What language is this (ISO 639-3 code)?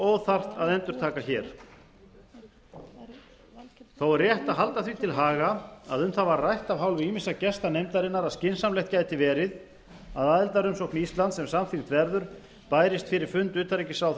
isl